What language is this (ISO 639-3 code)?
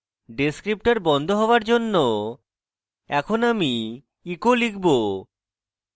ben